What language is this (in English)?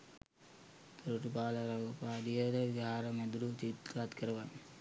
Sinhala